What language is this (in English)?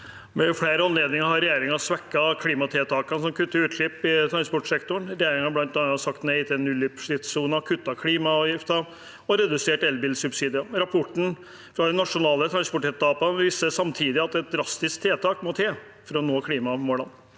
Norwegian